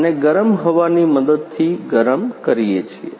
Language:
Gujarati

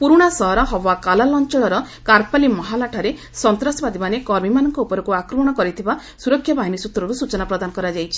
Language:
Odia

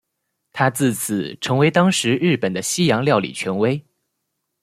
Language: Chinese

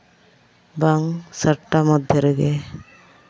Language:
Santali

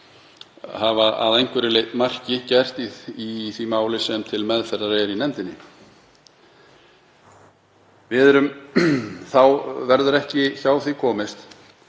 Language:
Icelandic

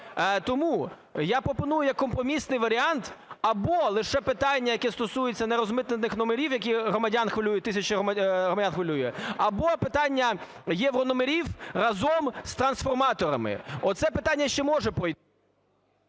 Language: Ukrainian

